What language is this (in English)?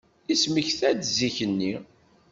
Kabyle